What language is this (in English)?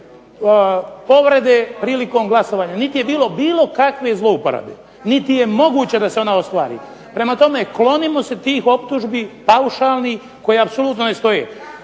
Croatian